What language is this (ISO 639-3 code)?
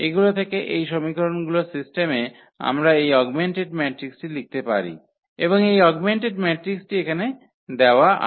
ben